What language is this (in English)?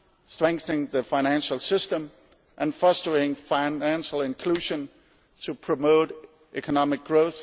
English